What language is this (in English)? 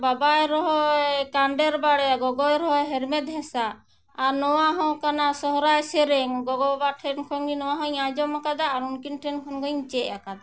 Santali